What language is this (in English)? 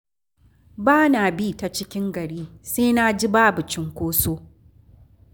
Hausa